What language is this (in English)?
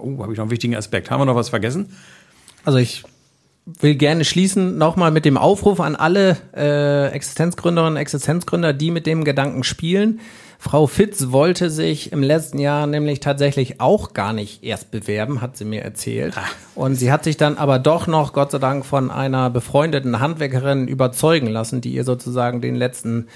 German